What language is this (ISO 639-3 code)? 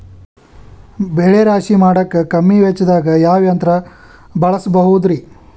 kan